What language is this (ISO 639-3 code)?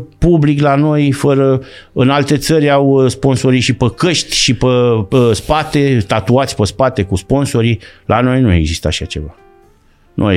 ron